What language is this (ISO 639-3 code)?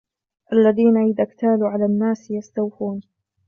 ara